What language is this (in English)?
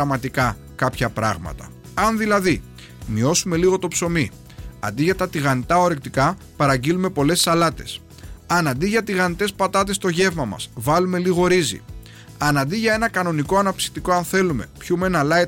Greek